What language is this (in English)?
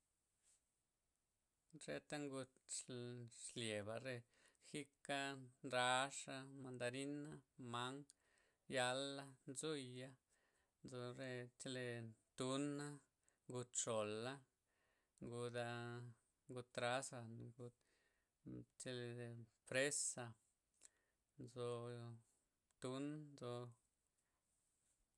Loxicha Zapotec